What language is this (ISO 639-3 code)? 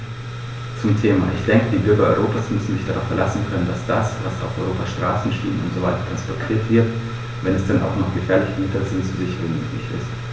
deu